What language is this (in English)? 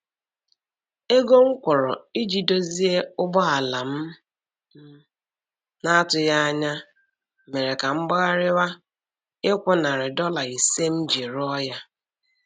Igbo